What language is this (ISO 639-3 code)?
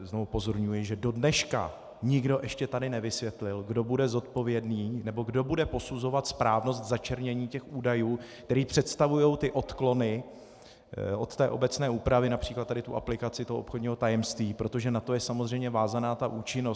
ces